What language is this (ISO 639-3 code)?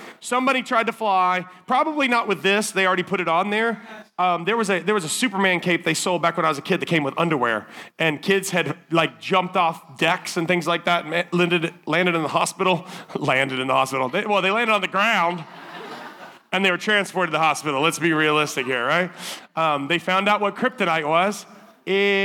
eng